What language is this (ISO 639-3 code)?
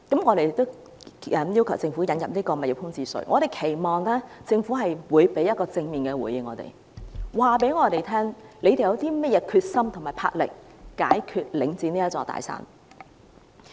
yue